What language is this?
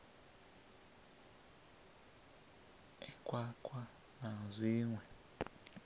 Venda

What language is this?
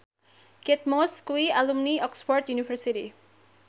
Javanese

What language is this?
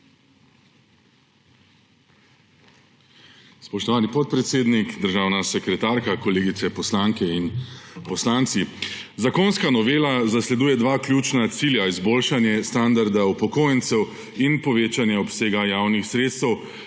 Slovenian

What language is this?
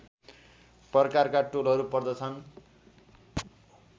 Nepali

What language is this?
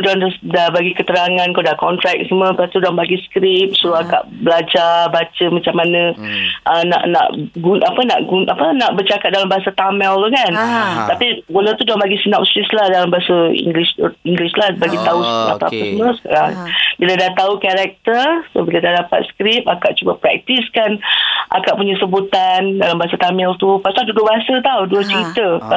Malay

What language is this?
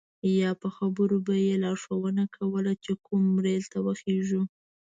Pashto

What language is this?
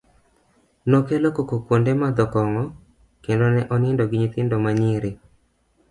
Luo (Kenya and Tanzania)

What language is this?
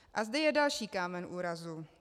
Czech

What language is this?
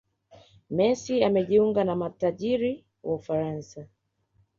Swahili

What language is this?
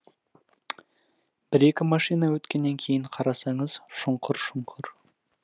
Kazakh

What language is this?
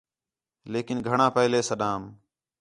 Khetrani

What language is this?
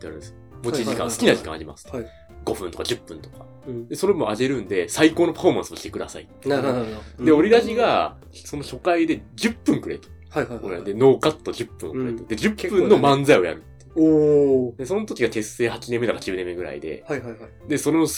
Japanese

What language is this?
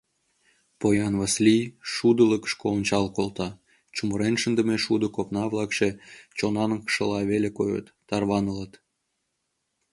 Mari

